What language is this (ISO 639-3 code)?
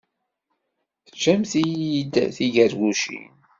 kab